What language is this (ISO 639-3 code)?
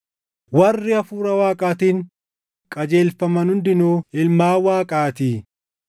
orm